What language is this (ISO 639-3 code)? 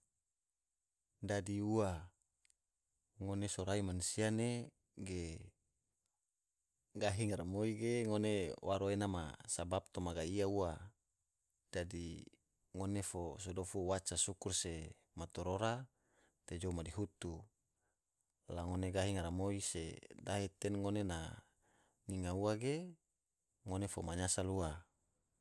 tvo